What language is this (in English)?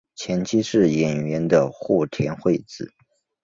Chinese